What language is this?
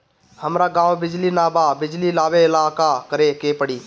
Bhojpuri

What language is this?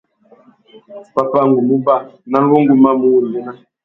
Tuki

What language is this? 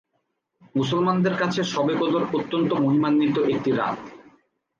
Bangla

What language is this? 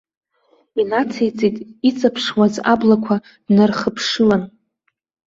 Abkhazian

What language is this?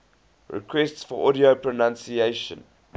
English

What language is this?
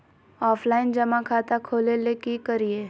Magahi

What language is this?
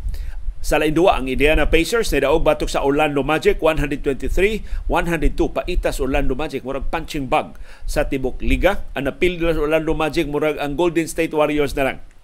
Filipino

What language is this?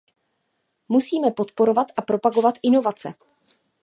Czech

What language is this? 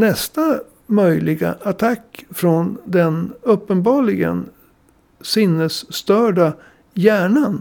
Swedish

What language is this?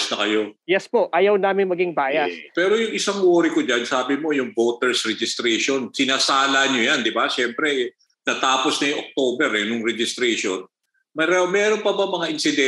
Filipino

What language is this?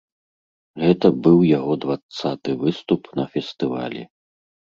Belarusian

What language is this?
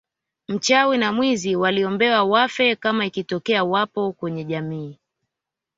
Swahili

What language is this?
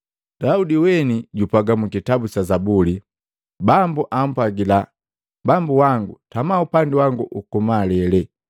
Matengo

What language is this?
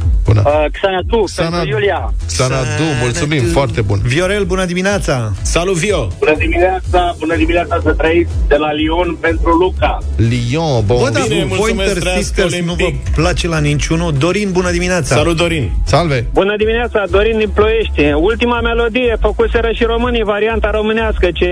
Romanian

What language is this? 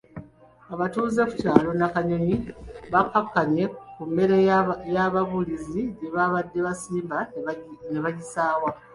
Ganda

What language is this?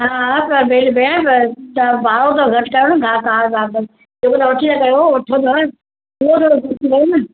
Sindhi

